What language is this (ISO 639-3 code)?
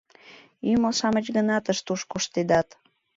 chm